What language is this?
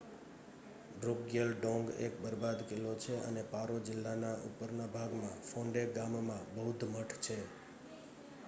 Gujarati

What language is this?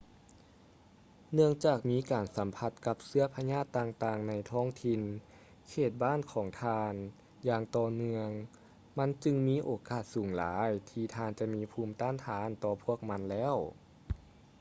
Lao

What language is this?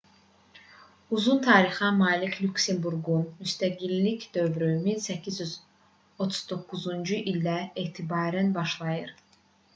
Azerbaijani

